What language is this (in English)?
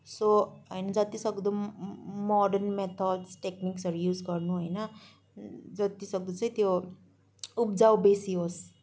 Nepali